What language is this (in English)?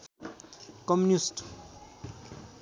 Nepali